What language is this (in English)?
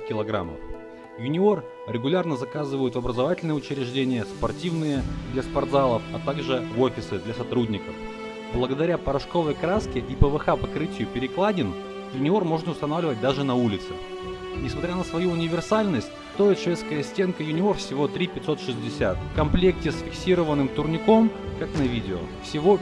Russian